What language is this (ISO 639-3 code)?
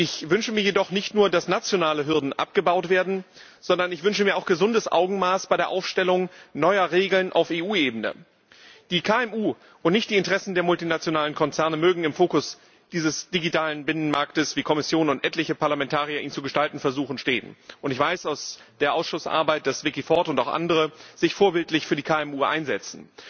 deu